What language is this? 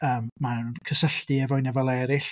Welsh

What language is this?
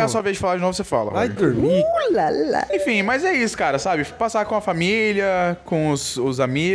Portuguese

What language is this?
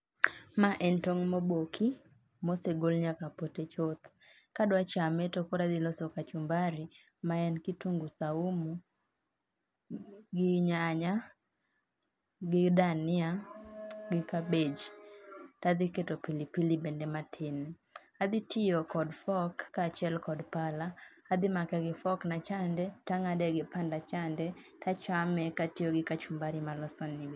Luo (Kenya and Tanzania)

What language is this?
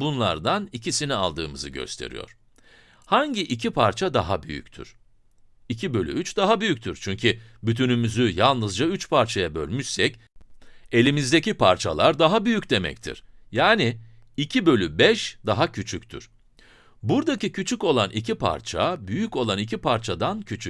Turkish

